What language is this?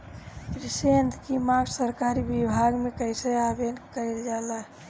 Bhojpuri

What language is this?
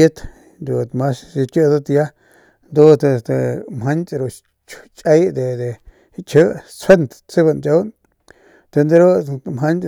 Northern Pame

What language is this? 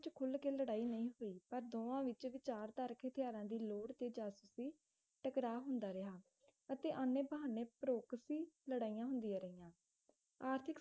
Punjabi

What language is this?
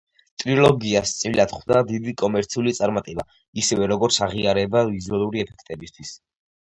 Georgian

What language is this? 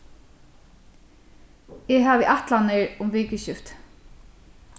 Faroese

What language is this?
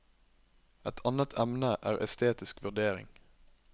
Norwegian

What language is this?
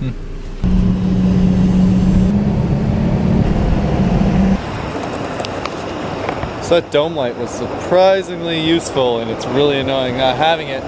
English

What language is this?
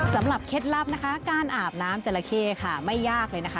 Thai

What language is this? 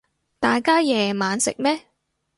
Cantonese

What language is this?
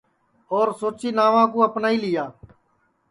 Sansi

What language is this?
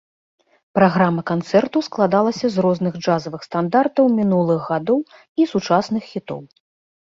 Belarusian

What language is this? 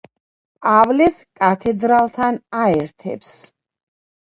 Georgian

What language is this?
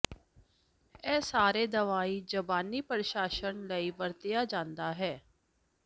Punjabi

